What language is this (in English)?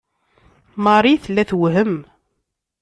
Kabyle